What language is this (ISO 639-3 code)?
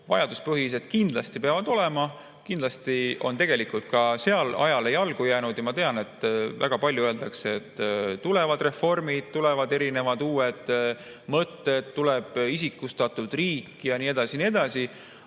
est